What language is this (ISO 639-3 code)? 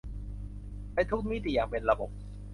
tha